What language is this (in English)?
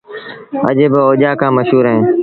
Sindhi Bhil